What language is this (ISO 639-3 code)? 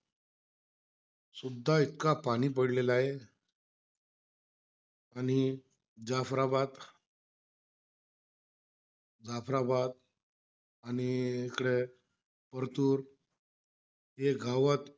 mar